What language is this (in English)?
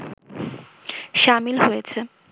Bangla